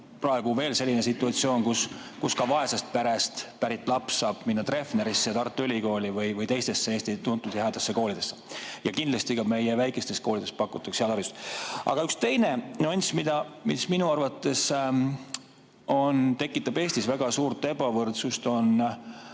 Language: Estonian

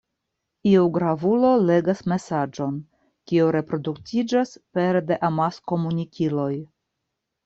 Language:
Esperanto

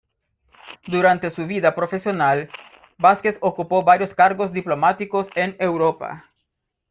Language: Spanish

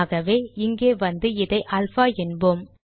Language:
Tamil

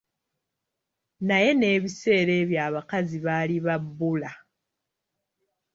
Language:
Ganda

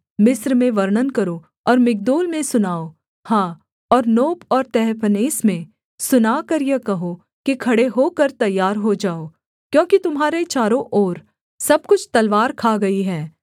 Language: Hindi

